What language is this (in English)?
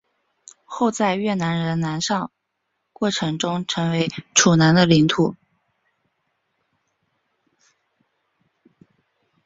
Chinese